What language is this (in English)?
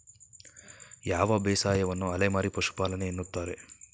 Kannada